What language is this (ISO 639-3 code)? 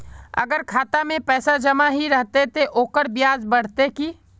mag